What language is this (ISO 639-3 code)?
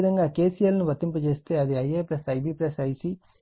tel